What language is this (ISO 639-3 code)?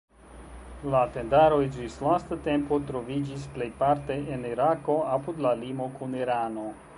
epo